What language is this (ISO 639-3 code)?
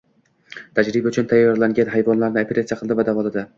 uzb